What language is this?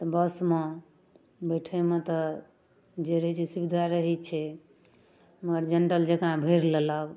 Maithili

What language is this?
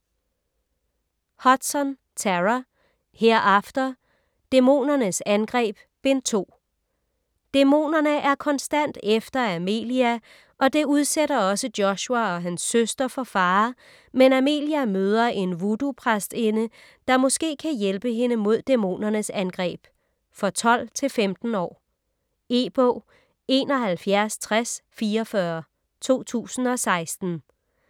Danish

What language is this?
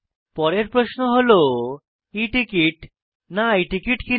Bangla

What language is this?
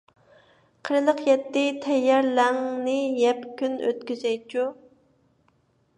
Uyghur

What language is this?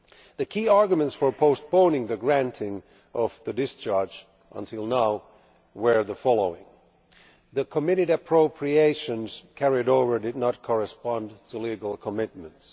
English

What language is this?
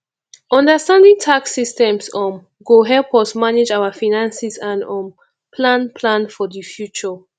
Nigerian Pidgin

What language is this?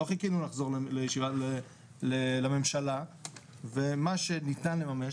Hebrew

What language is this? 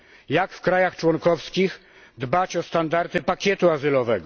Polish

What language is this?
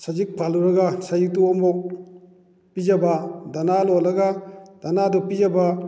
Manipuri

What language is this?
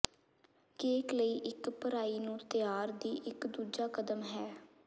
Punjabi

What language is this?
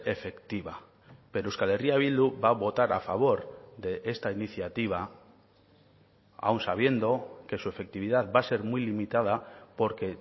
Spanish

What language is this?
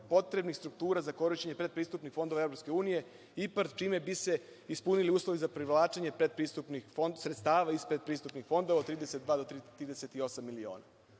Serbian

